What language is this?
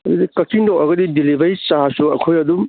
Manipuri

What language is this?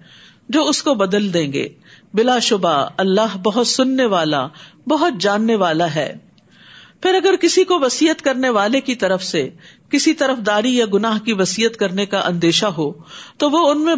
Urdu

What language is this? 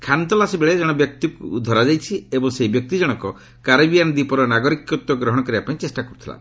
Odia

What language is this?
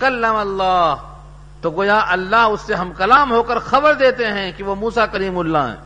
Urdu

